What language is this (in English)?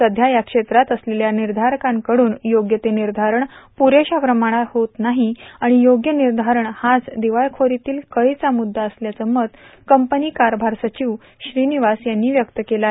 Marathi